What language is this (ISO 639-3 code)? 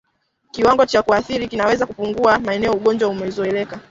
swa